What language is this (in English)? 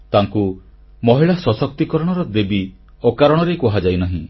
Odia